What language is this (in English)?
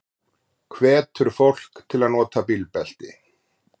Icelandic